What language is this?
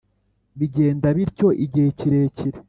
Kinyarwanda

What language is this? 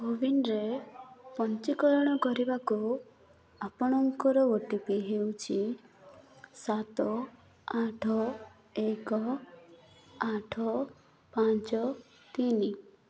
Odia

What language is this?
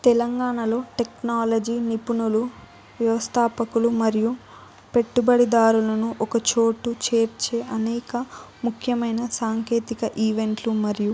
Telugu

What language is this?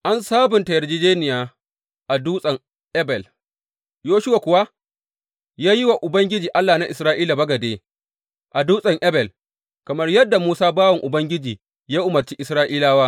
Hausa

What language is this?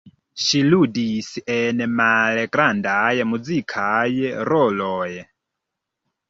Esperanto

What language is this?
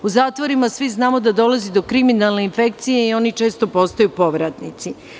Serbian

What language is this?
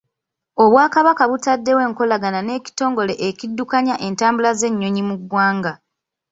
Ganda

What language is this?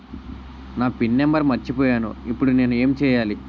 Telugu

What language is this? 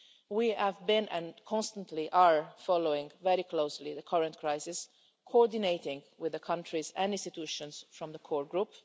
English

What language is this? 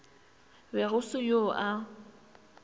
Northern Sotho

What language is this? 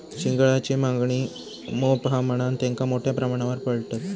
Marathi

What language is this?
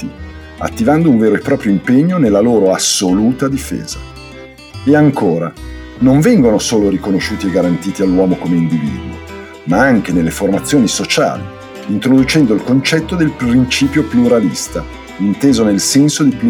Italian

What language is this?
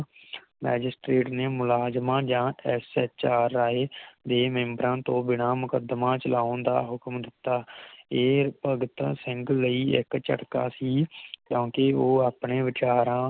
Punjabi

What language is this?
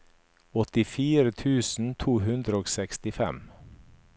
Norwegian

